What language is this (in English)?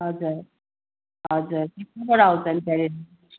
Nepali